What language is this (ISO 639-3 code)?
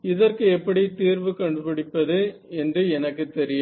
tam